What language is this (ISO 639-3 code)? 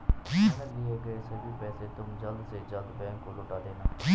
hin